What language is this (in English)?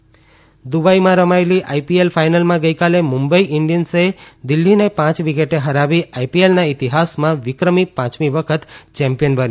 Gujarati